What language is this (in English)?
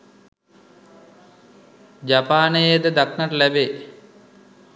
Sinhala